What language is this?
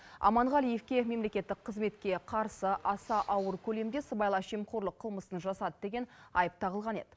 Kazakh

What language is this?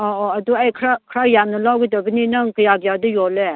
Manipuri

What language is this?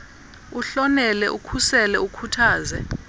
Xhosa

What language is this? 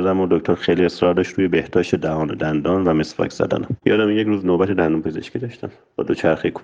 Persian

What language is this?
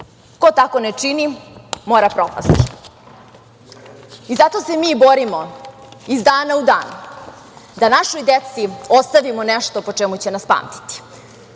Serbian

